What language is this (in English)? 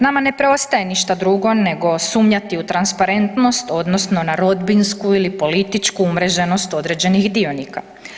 Croatian